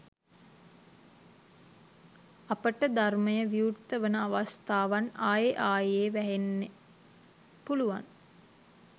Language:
Sinhala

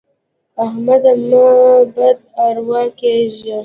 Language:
Pashto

